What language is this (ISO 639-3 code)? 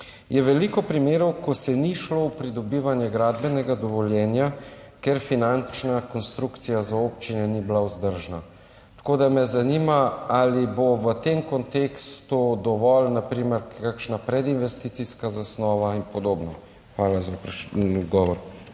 slv